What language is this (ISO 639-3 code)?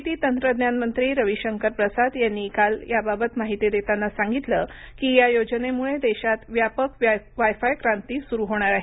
mar